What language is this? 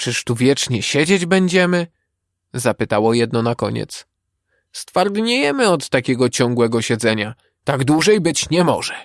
Polish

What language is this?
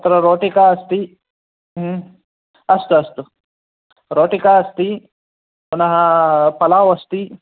Sanskrit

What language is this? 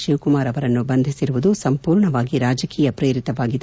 Kannada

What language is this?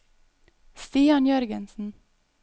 Norwegian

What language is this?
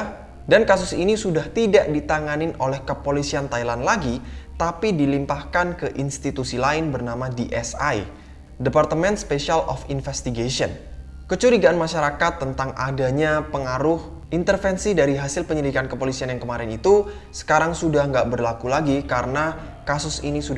Indonesian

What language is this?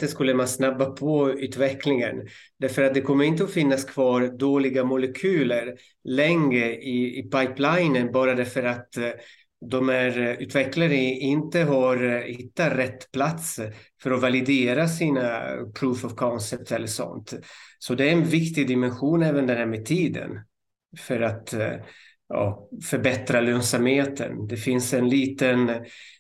Swedish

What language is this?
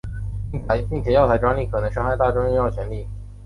Chinese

